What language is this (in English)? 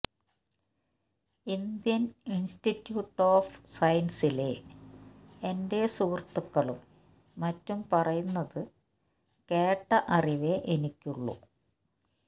Malayalam